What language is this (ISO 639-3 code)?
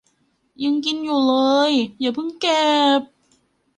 tha